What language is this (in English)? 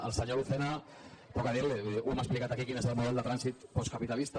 Catalan